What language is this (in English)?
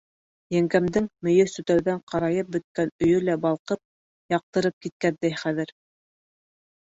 Bashkir